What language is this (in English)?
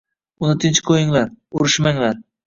Uzbek